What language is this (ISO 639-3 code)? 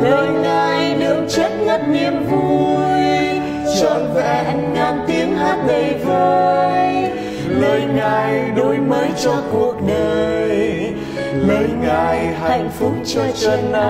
vie